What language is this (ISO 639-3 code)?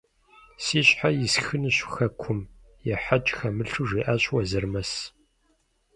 kbd